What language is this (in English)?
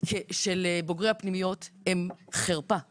Hebrew